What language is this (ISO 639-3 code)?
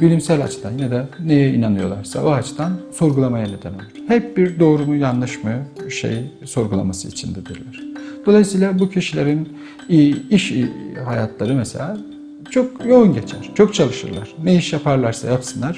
tur